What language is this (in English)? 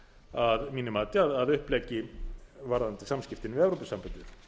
Icelandic